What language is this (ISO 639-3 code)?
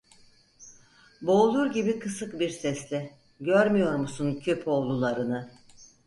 tur